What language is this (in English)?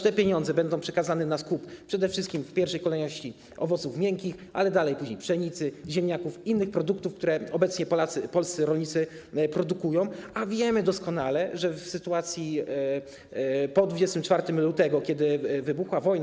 Polish